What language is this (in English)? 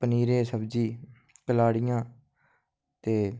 Dogri